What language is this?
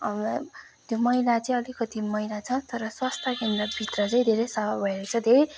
Nepali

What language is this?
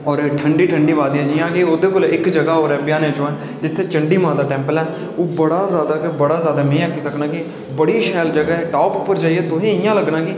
Dogri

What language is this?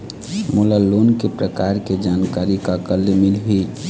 Chhattisgarhi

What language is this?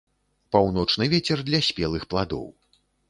Belarusian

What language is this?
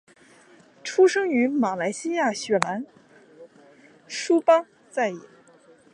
Chinese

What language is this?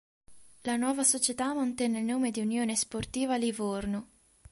Italian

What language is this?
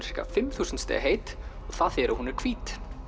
Icelandic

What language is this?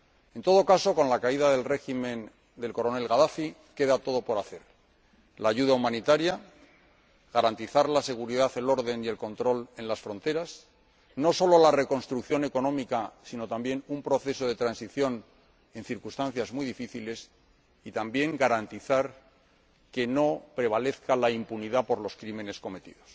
Spanish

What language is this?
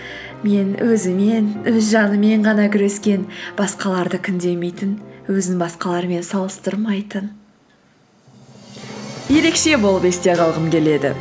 Kazakh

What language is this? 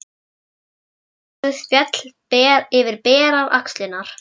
Icelandic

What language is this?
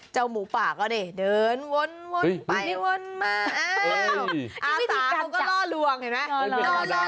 Thai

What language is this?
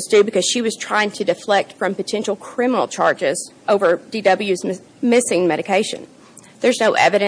English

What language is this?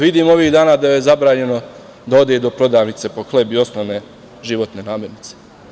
Serbian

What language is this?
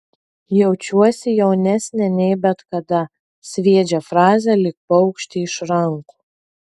Lithuanian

